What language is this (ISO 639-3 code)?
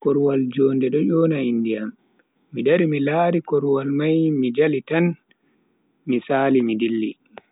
fui